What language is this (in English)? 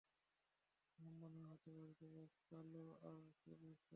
Bangla